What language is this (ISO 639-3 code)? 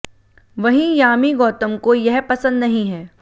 hin